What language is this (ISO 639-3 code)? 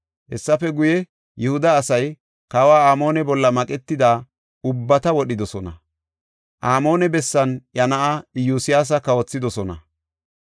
gof